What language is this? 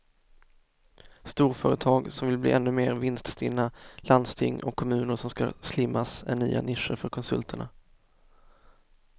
Swedish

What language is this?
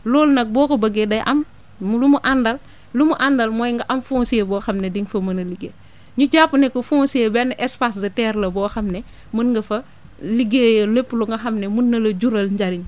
Wolof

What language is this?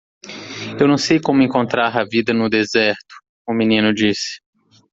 Portuguese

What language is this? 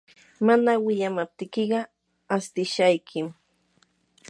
Yanahuanca Pasco Quechua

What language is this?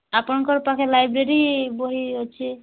Odia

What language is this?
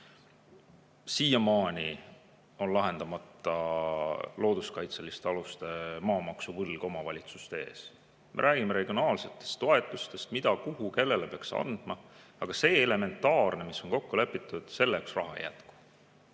Estonian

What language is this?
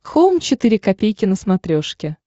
Russian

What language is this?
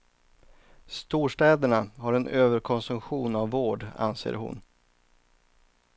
Swedish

